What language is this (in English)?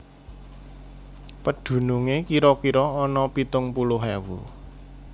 Javanese